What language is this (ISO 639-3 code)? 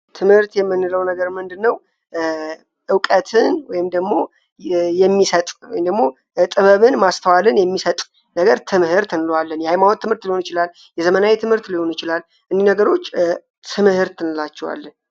amh